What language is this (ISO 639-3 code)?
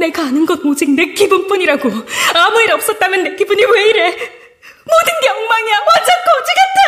kor